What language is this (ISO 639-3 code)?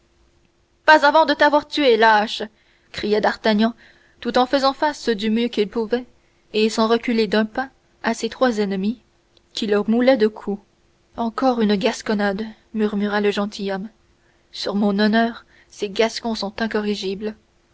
fra